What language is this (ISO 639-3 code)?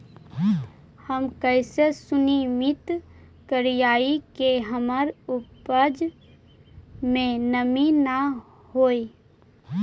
mag